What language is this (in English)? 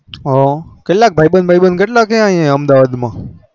Gujarati